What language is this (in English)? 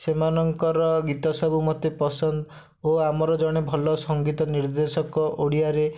Odia